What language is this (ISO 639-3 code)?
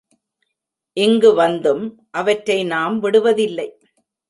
tam